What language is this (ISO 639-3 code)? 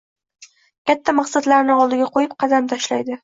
uzb